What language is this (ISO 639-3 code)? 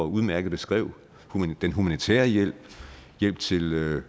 dan